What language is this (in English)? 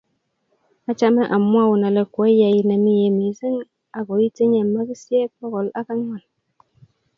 Kalenjin